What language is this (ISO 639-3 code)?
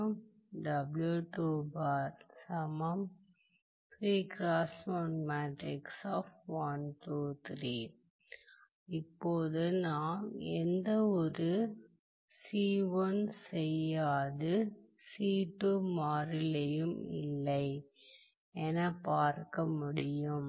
tam